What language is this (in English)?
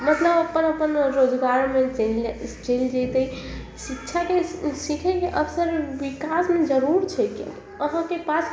Maithili